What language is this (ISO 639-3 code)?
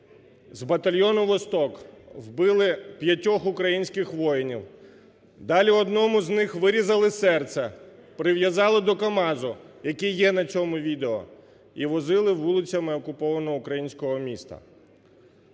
ukr